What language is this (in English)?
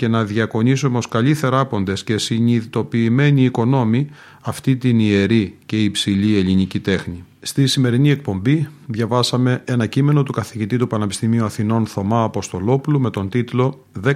Greek